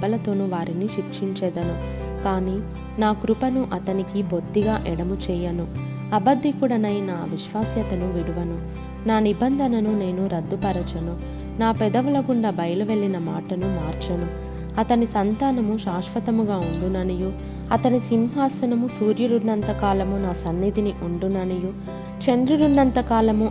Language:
Telugu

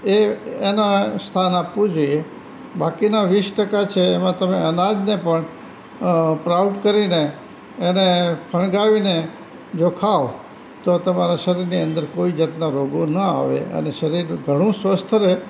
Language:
Gujarati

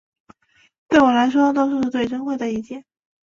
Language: Chinese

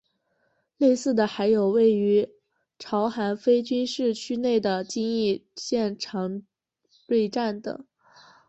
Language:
Chinese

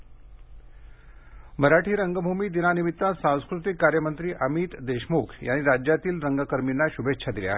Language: Marathi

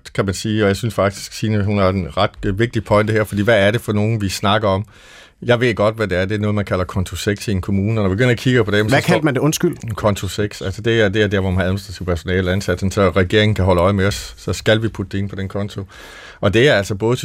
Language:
Danish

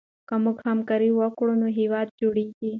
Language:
Pashto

